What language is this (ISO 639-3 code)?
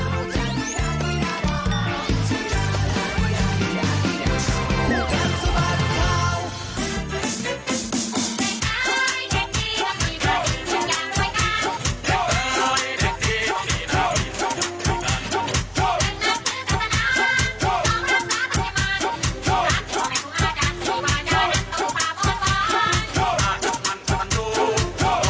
tha